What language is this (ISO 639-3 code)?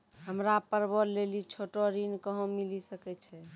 mai